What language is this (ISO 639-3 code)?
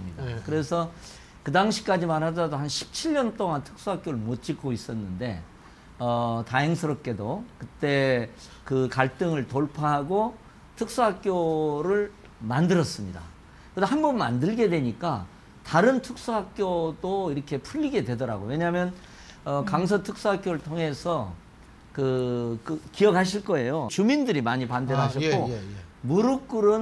kor